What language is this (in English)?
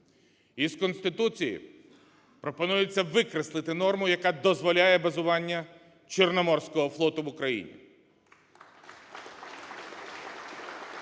Ukrainian